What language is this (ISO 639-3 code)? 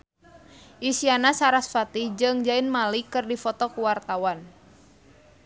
sun